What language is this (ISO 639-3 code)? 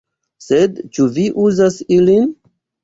epo